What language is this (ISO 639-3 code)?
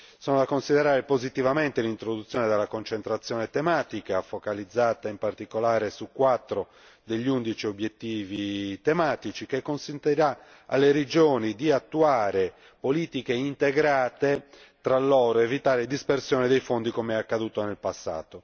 ita